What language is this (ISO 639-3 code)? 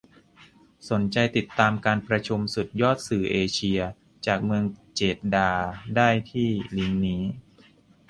tha